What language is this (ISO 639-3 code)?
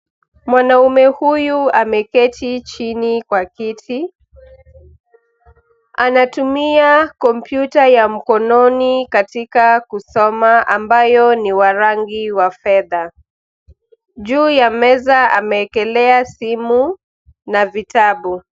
swa